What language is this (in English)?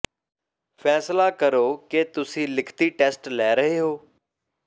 Punjabi